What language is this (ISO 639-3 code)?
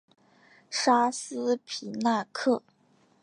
zho